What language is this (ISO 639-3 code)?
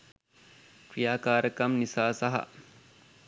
sin